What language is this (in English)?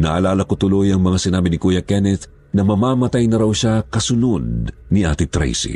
Filipino